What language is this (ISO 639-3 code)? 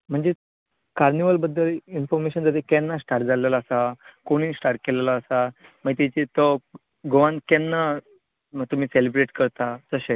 kok